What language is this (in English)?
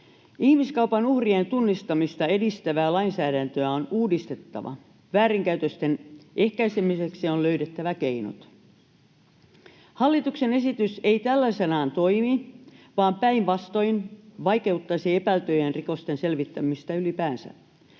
Finnish